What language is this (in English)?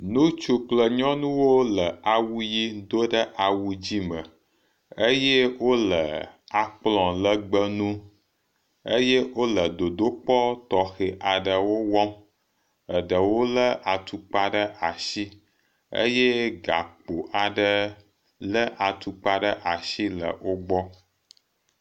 Ewe